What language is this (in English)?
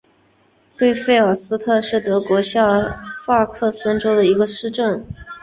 Chinese